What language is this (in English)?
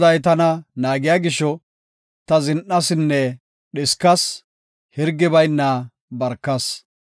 Gofa